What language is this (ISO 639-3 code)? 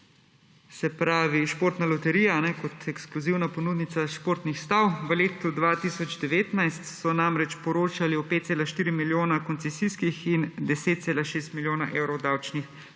slv